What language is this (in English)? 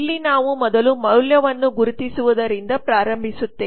Kannada